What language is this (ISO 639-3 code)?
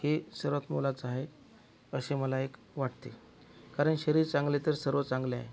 mar